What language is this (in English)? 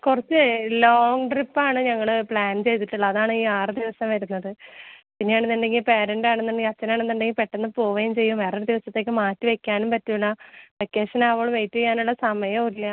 Malayalam